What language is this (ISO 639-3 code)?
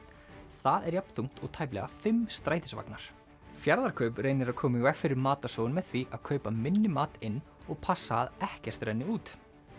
isl